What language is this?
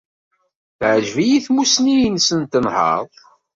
Kabyle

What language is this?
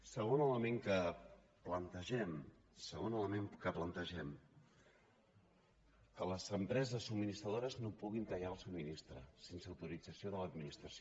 Catalan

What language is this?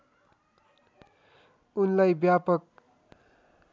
Nepali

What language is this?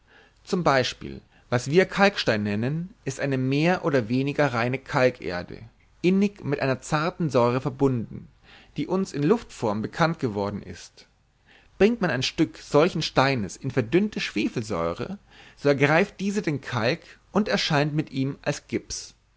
German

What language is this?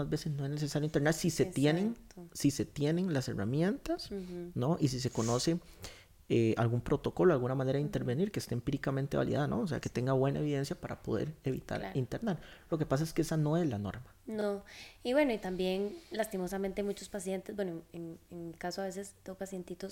Spanish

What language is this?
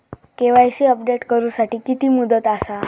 Marathi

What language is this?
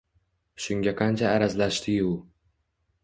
Uzbek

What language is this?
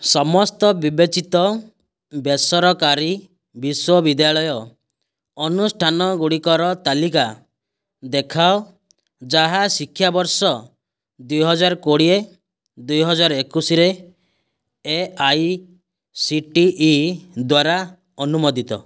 Odia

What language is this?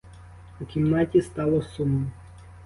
Ukrainian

